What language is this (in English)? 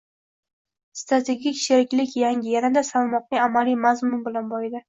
Uzbek